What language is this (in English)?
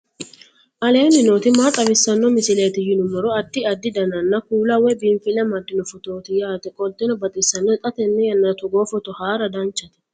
Sidamo